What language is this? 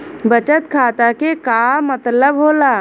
Bhojpuri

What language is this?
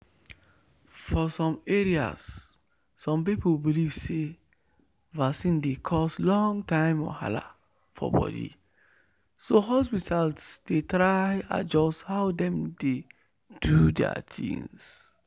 Nigerian Pidgin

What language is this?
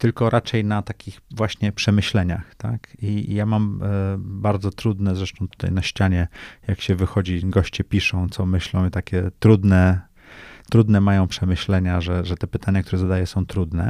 Polish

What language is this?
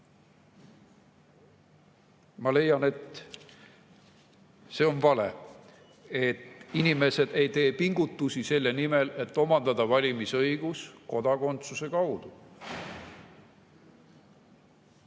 Estonian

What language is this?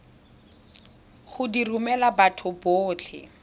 Tswana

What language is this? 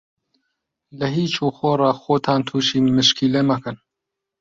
Central Kurdish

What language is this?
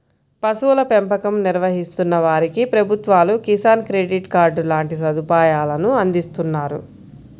Telugu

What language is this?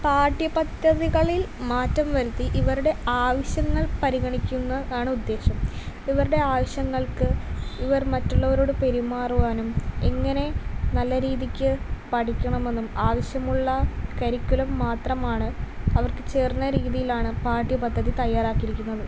Malayalam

